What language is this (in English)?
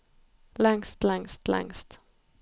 Norwegian